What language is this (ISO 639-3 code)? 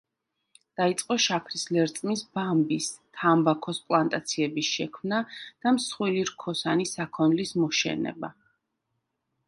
kat